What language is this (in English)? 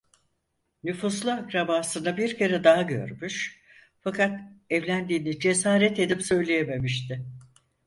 Turkish